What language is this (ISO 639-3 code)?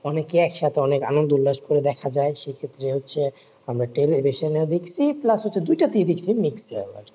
ben